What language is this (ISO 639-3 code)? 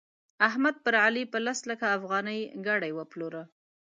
pus